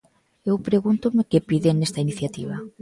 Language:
Galician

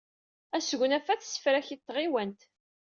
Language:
Kabyle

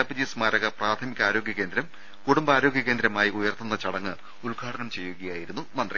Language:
Malayalam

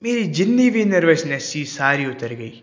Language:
Punjabi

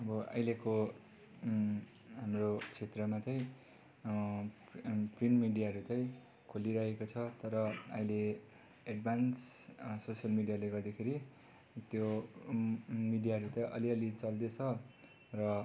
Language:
Nepali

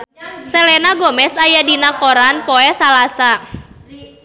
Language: Sundanese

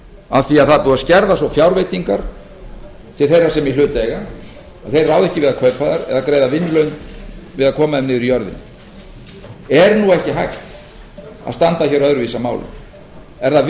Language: Icelandic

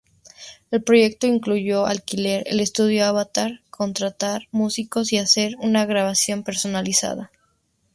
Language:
Spanish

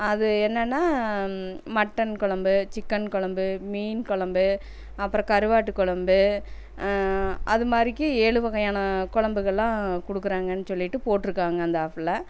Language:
Tamil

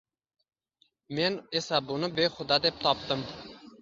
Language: Uzbek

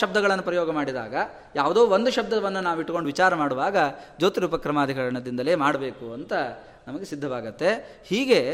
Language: Kannada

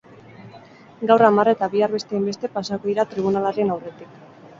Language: Basque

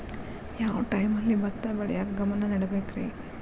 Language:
Kannada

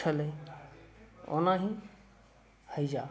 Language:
Maithili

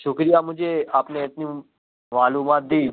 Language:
Urdu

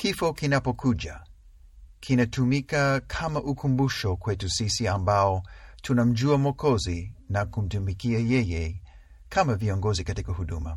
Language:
Swahili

